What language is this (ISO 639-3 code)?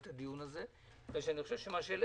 heb